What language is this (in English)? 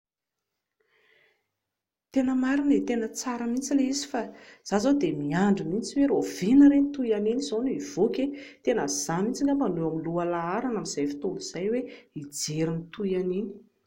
Malagasy